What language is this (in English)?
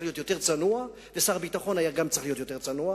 Hebrew